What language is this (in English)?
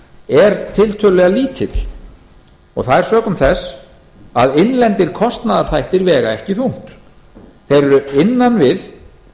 Icelandic